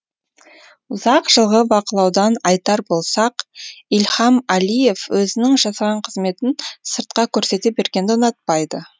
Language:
Kazakh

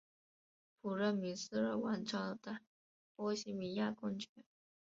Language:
Chinese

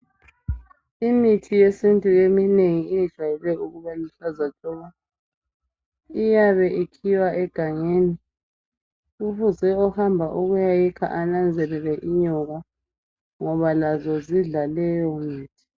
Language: North Ndebele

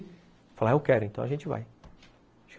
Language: Portuguese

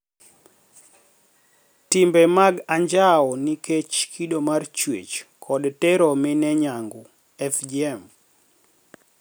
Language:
Luo (Kenya and Tanzania)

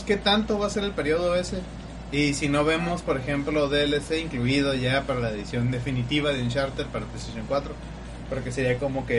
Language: Spanish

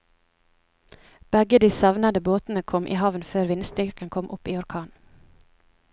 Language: Norwegian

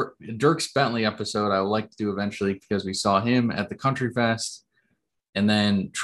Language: English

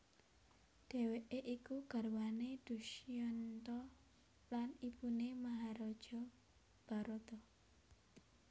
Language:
Javanese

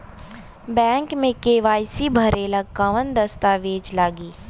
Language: Bhojpuri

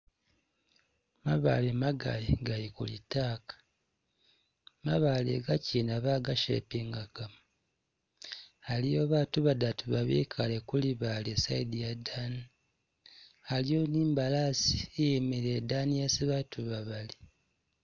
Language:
Masaaba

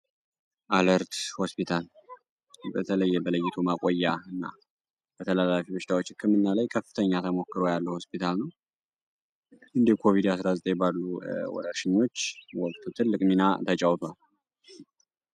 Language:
Amharic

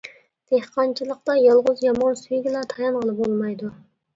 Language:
Uyghur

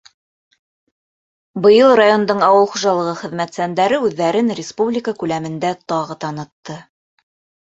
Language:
Bashkir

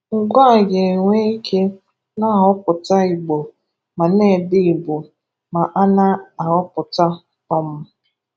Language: Igbo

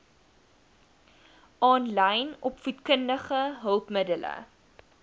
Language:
Afrikaans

